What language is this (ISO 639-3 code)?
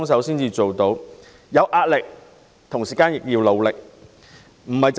yue